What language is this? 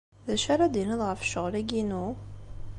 Kabyle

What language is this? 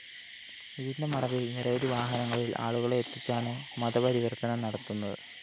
Malayalam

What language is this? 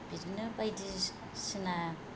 Bodo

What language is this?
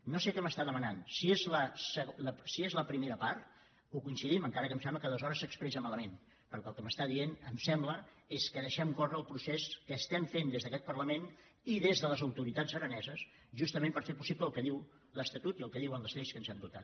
Catalan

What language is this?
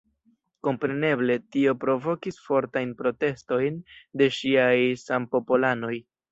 Esperanto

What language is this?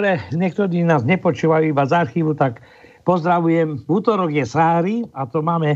Slovak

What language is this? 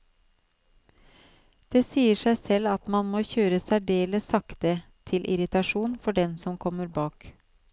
Norwegian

